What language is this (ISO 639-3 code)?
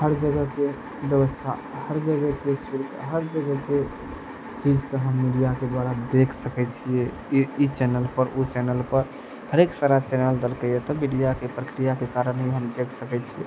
mai